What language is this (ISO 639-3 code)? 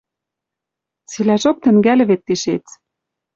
mrj